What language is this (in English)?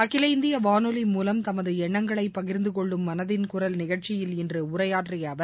Tamil